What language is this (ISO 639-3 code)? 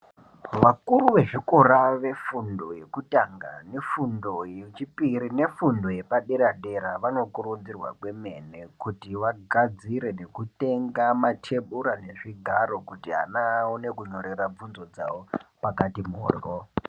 ndc